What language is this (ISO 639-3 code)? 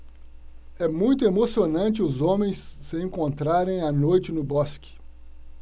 por